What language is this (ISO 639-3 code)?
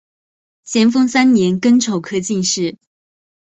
zho